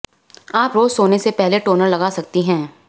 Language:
Hindi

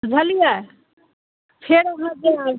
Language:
Maithili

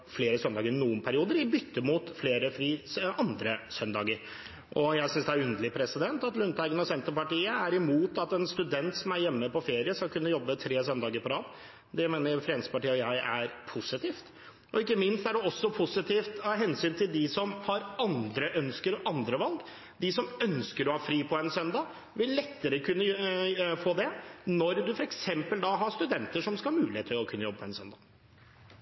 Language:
Norwegian Bokmål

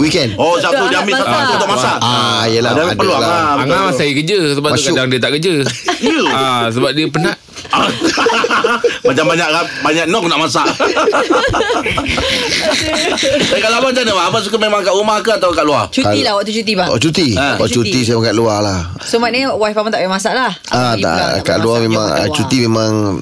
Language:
Malay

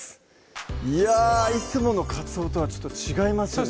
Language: Japanese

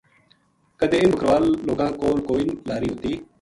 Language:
Gujari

